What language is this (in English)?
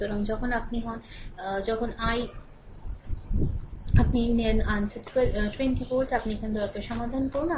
Bangla